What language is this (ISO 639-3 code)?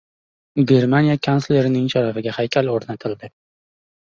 uzb